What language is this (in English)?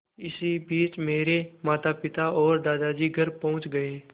Hindi